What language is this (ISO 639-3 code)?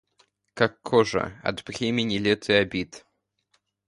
rus